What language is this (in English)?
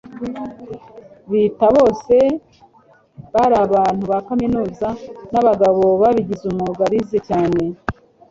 Kinyarwanda